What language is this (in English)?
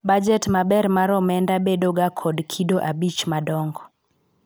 Luo (Kenya and Tanzania)